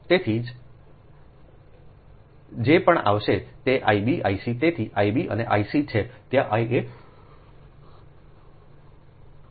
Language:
Gujarati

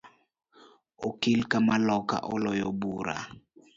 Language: Luo (Kenya and Tanzania)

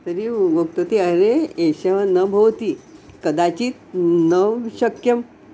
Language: Sanskrit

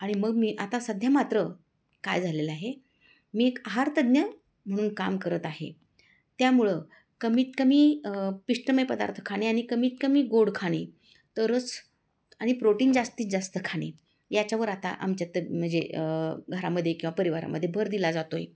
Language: Marathi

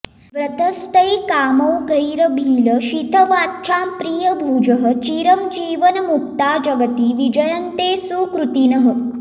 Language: Sanskrit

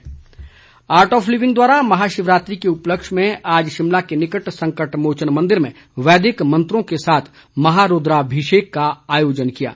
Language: Hindi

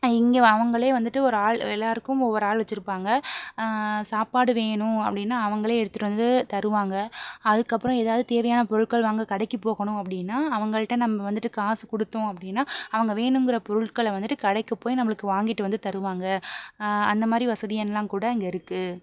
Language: Tamil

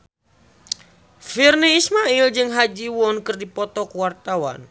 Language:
Sundanese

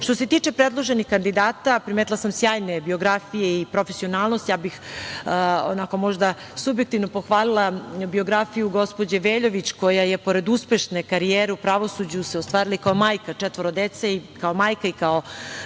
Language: Serbian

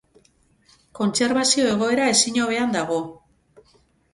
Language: Basque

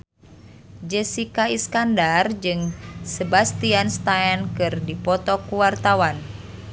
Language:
Sundanese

